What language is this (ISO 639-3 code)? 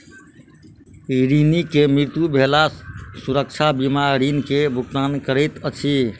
mai